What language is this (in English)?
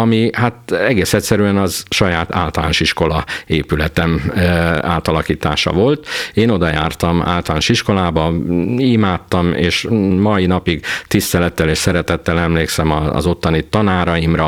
Hungarian